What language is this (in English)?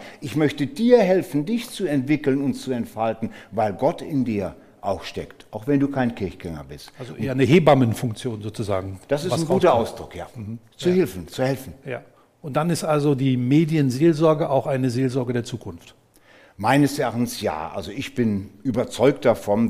German